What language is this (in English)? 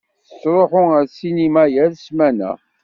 Kabyle